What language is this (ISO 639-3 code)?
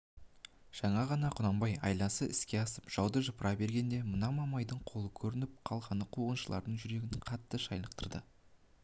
kaz